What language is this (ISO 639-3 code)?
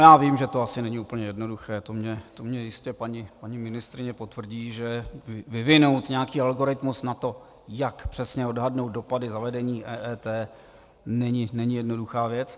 ces